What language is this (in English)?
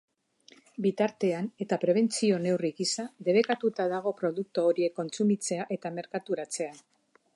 Basque